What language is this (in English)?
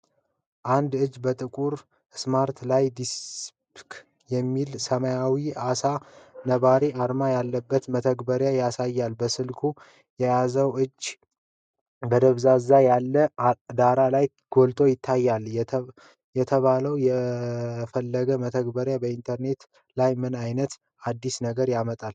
Amharic